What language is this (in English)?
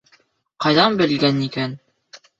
Bashkir